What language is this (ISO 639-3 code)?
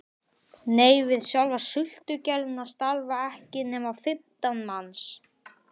isl